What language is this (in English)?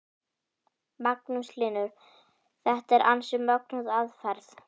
Icelandic